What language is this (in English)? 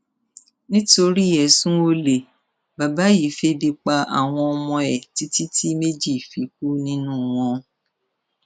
Yoruba